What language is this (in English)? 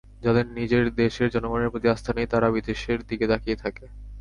Bangla